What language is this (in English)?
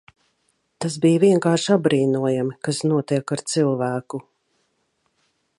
Latvian